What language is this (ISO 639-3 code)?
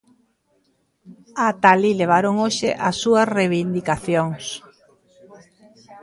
glg